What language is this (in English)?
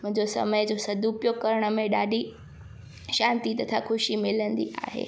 Sindhi